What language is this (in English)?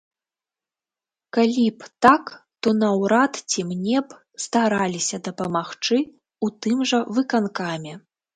Belarusian